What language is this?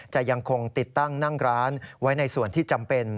Thai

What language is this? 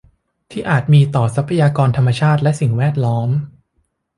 Thai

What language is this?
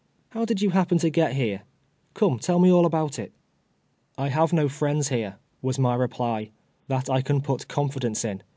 English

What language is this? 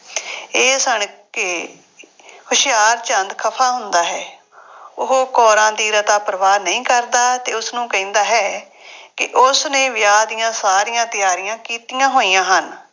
Punjabi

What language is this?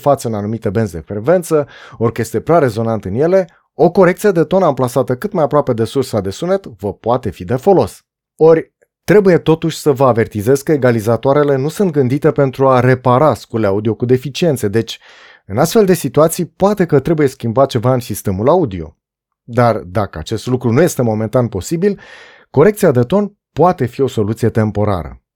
Romanian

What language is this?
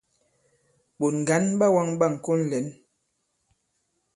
Bankon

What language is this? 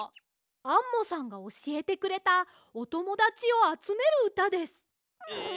Japanese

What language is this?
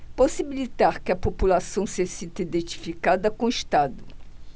Portuguese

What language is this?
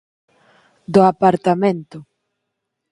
Galician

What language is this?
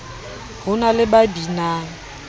Southern Sotho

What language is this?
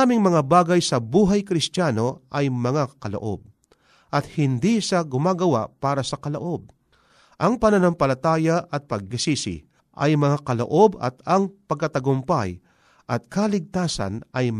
Filipino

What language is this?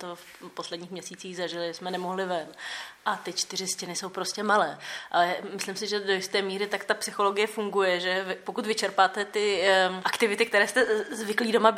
Czech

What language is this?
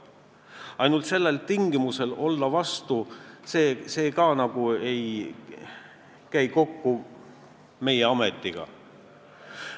Estonian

